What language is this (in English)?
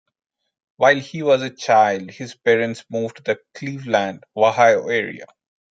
English